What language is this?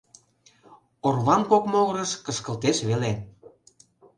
Mari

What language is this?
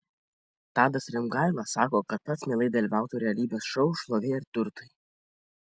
Lithuanian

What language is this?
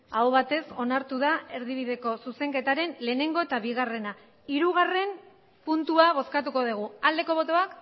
Basque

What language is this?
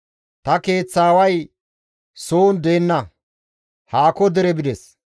Gamo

